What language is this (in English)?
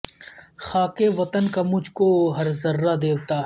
Urdu